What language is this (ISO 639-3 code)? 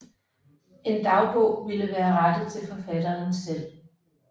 dan